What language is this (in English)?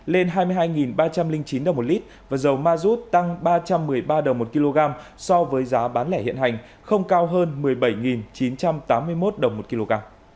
Vietnamese